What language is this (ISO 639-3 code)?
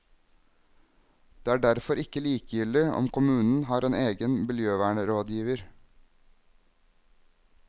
nor